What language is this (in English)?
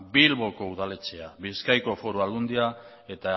Basque